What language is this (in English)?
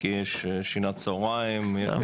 Hebrew